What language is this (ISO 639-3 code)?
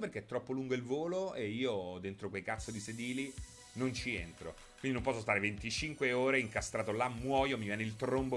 ita